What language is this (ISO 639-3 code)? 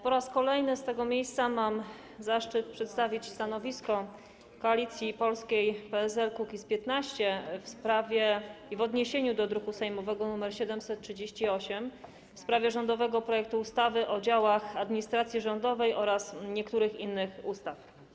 pol